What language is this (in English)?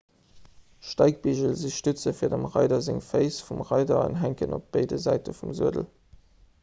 Luxembourgish